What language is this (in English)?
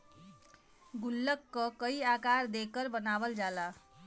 Bhojpuri